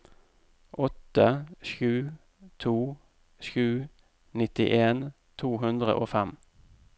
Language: Norwegian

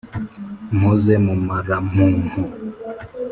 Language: Kinyarwanda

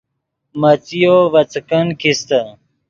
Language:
Yidgha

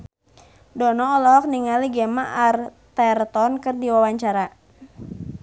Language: Sundanese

